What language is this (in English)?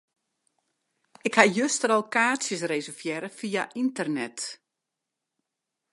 Western Frisian